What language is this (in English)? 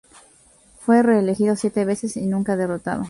Spanish